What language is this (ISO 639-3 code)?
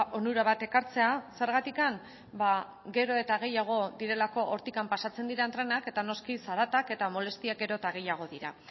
eus